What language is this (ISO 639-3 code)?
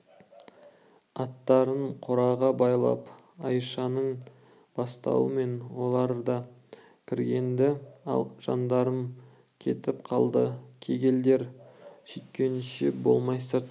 kaz